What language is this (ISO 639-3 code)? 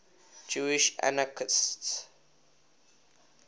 eng